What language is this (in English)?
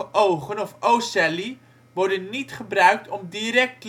Dutch